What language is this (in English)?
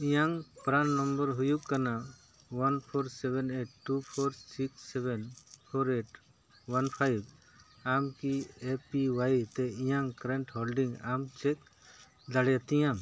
Santali